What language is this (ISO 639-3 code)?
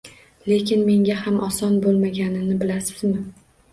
uzb